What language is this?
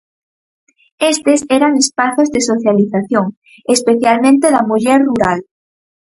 Galician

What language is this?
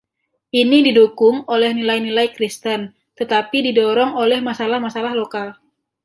Indonesian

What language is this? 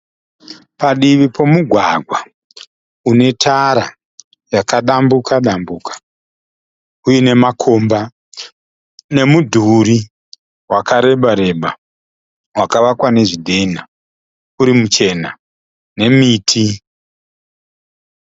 Shona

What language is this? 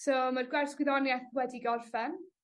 Welsh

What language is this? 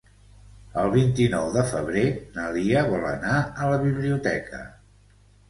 Catalan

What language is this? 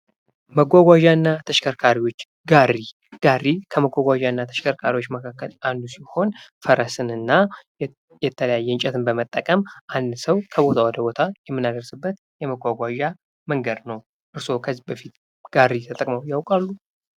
Amharic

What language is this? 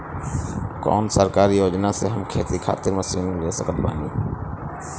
Bhojpuri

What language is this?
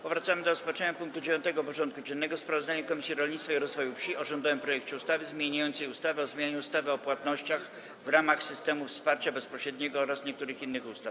Polish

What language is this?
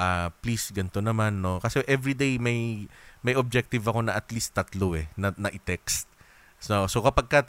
Filipino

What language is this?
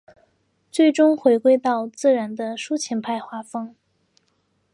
Chinese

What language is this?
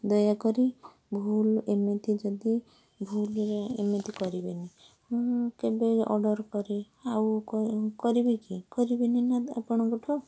Odia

